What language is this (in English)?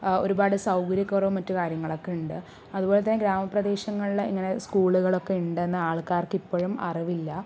Malayalam